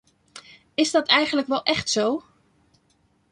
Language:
Dutch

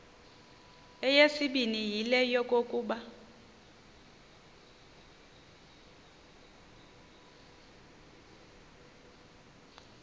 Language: Xhosa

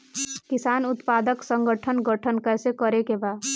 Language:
Bhojpuri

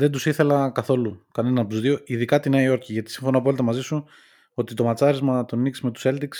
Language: Greek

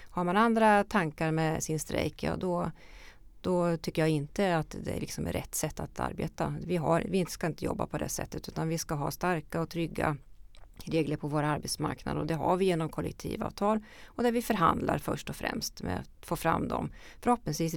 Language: Swedish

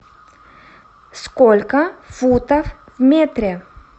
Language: Russian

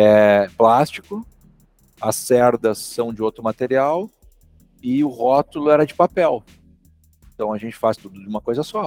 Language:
Portuguese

